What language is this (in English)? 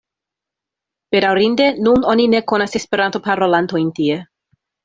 Esperanto